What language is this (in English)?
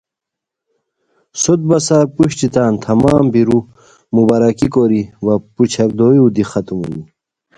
Khowar